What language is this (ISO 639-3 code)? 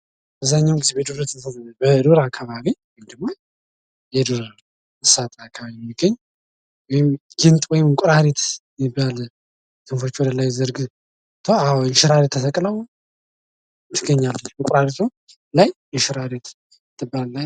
amh